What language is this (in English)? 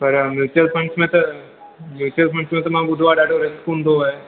Sindhi